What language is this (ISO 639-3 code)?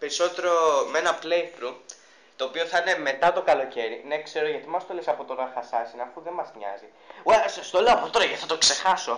ell